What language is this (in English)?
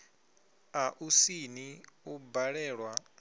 Venda